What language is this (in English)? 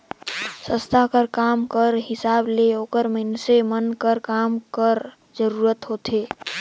Chhattisgarhi